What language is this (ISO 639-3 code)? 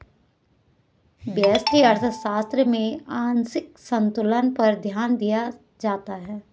hin